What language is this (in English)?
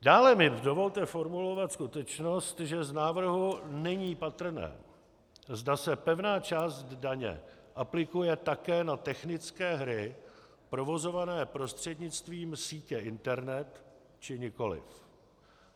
Czech